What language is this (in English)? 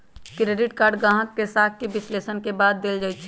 Magahi